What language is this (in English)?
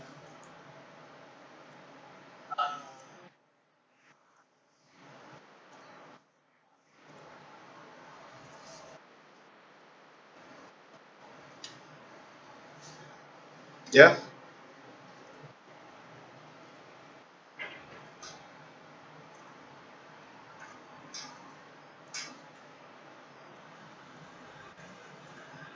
English